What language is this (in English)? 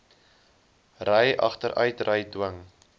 Afrikaans